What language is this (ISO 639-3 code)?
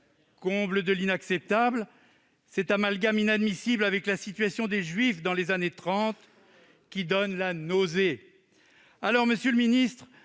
fra